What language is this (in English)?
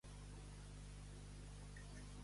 Catalan